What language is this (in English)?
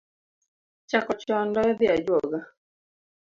Luo (Kenya and Tanzania)